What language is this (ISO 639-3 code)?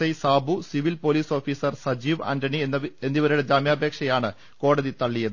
mal